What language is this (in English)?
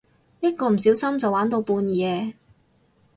Cantonese